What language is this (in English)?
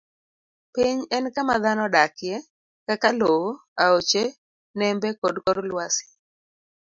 Luo (Kenya and Tanzania)